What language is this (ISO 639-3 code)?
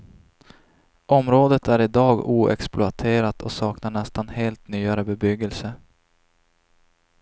swe